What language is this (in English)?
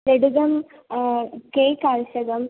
Sanskrit